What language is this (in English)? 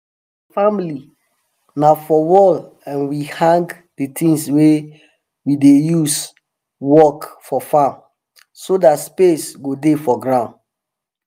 Nigerian Pidgin